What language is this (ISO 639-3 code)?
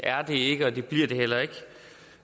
dan